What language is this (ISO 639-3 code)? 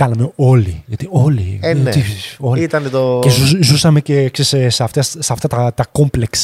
ell